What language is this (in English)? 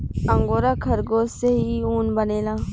Bhojpuri